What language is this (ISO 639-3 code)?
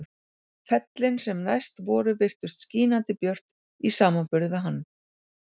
isl